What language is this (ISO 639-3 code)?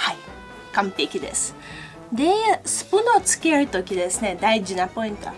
jpn